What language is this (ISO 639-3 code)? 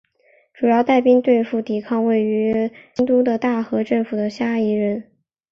zho